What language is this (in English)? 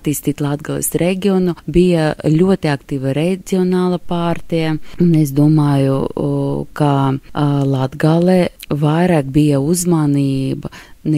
Latvian